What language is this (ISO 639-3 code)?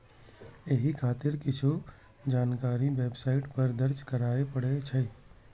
mai